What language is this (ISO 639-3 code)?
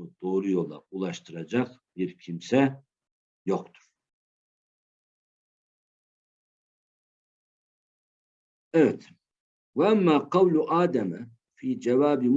tur